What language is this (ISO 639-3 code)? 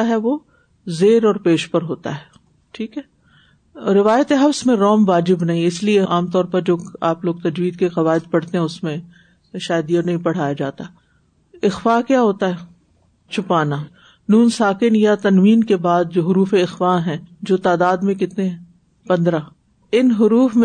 urd